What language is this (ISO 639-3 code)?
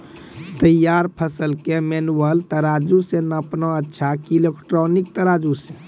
mai